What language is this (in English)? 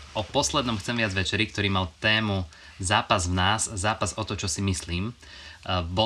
Slovak